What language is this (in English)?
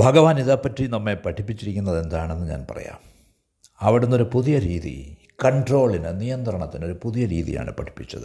Malayalam